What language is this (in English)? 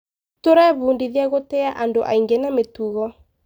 Kikuyu